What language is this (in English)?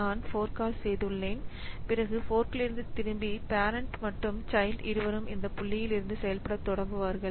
Tamil